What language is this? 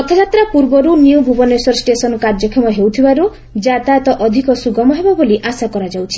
Odia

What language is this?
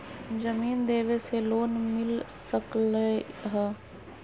Magahi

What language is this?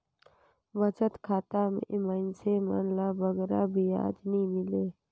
Chhattisgarhi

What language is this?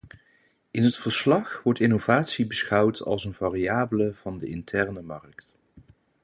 Dutch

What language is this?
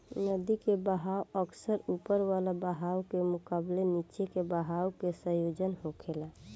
Bhojpuri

